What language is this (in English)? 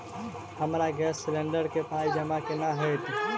Maithili